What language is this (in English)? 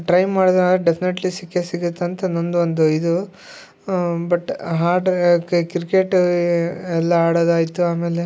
Kannada